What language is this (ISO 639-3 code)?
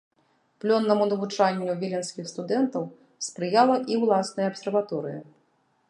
bel